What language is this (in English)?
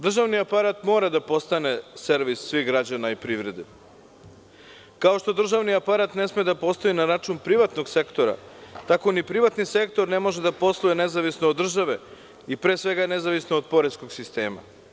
Serbian